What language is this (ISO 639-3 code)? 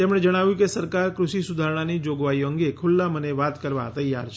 guj